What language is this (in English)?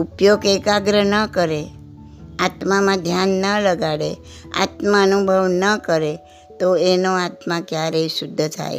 Gujarati